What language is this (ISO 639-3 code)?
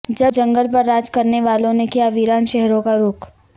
urd